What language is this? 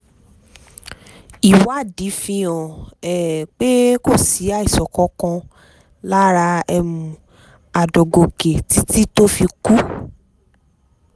Yoruba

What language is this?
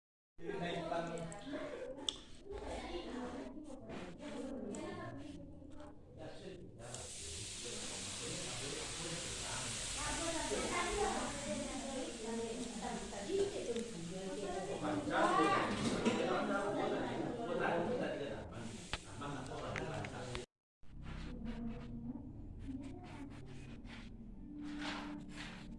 Indonesian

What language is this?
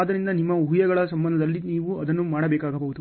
Kannada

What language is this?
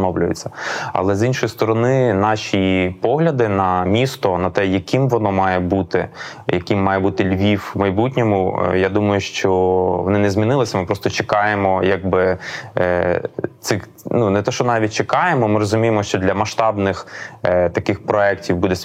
Ukrainian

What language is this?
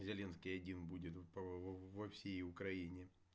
Russian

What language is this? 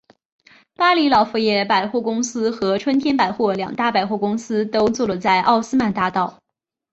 Chinese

